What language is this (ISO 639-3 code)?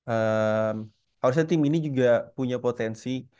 ind